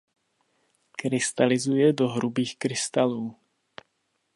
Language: Czech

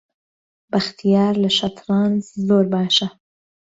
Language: Central Kurdish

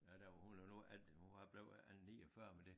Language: Danish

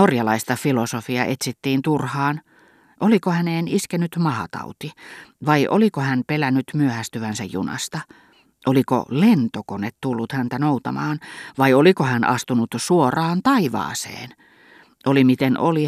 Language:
Finnish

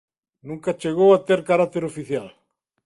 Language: Galician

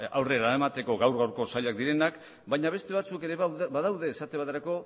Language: Basque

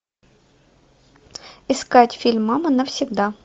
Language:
Russian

